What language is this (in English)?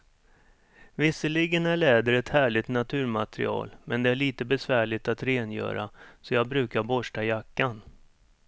Swedish